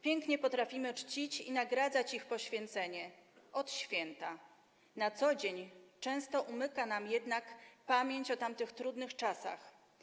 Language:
Polish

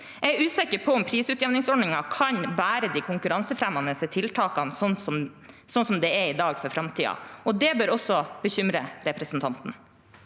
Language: Norwegian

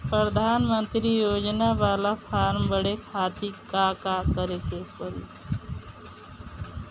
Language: Bhojpuri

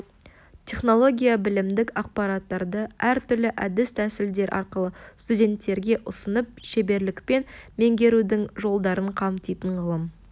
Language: Kazakh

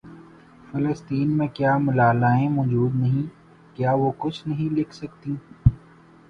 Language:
Urdu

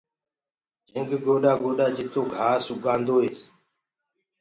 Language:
Gurgula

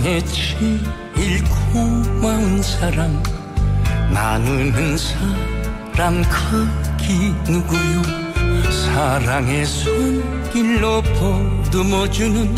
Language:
Korean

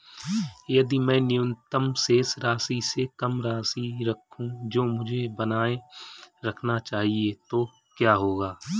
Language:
Hindi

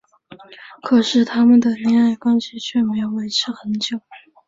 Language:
Chinese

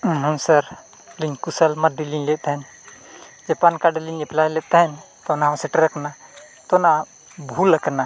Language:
Santali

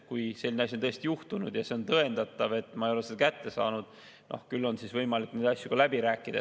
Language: Estonian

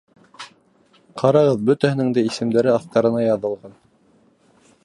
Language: Bashkir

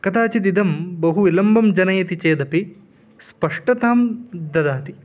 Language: Sanskrit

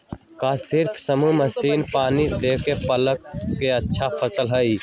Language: Magahi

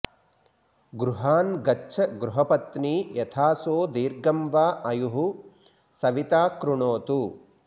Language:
Sanskrit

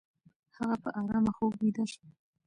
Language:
Pashto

